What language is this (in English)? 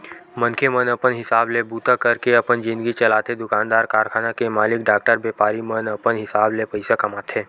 Chhattisgarhi